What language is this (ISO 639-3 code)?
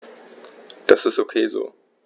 deu